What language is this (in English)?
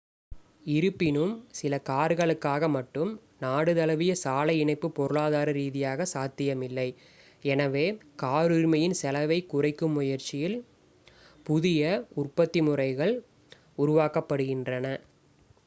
Tamil